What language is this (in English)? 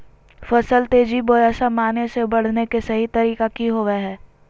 Magahi